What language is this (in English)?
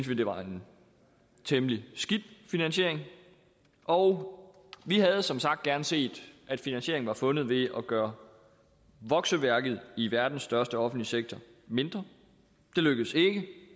Danish